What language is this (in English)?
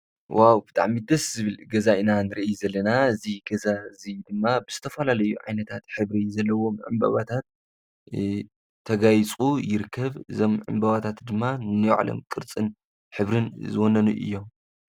Tigrinya